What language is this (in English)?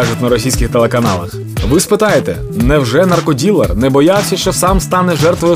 Ukrainian